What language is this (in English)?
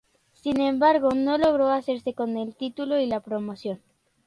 Spanish